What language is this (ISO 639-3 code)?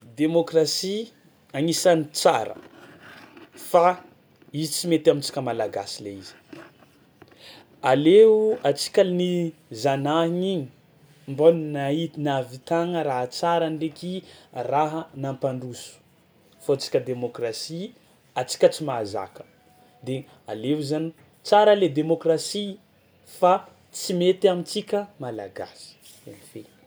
xmw